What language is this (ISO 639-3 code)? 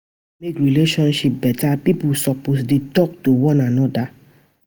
pcm